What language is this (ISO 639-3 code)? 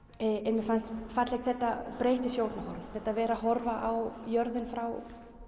isl